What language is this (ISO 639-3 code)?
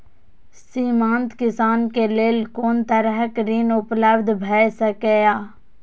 mai